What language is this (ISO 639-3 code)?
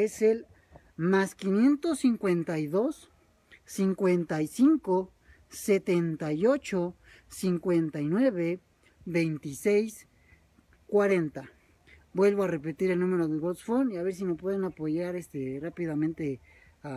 spa